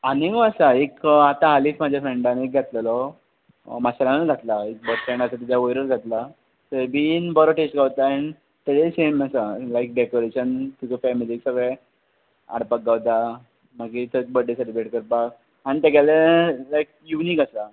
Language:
Konkani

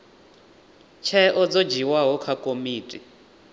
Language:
Venda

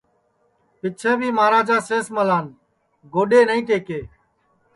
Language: Sansi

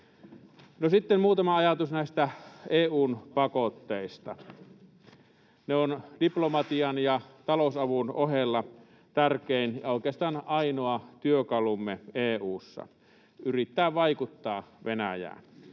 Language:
Finnish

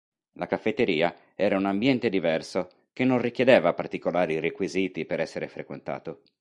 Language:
Italian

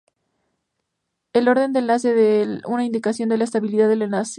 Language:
Spanish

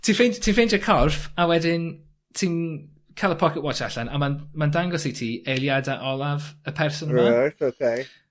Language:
Welsh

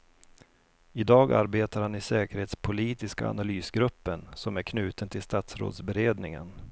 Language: Swedish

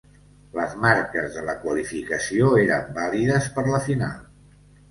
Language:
Catalan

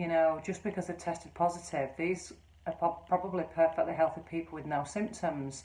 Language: English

